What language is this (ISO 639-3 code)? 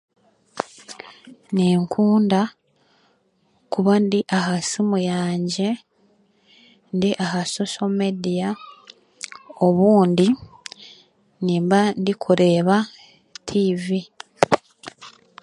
cgg